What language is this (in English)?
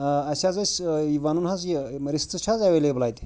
Kashmiri